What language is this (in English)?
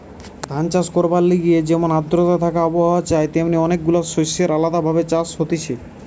Bangla